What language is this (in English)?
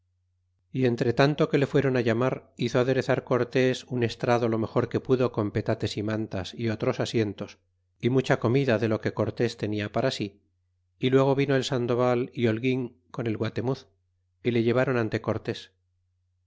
Spanish